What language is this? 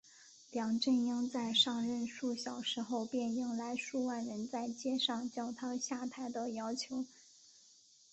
Chinese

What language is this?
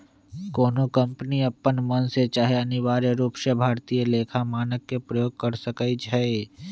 Magahi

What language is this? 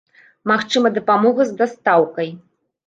Belarusian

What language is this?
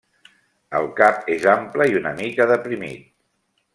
Catalan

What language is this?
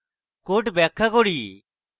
Bangla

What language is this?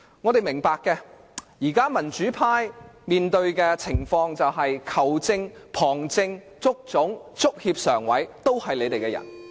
Cantonese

